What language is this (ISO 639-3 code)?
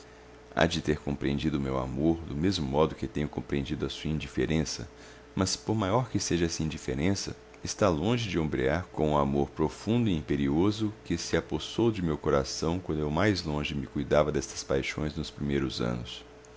por